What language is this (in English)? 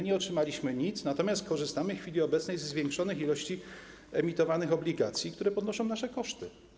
Polish